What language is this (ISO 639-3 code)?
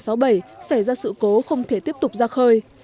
vie